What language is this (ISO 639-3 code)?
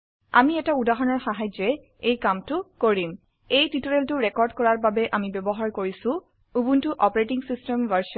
asm